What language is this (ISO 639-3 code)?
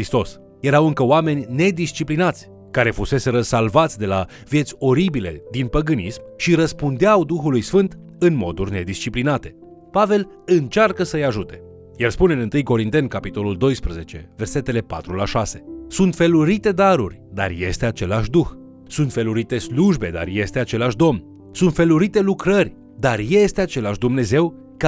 ron